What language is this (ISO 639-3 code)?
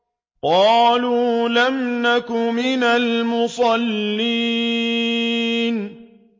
ara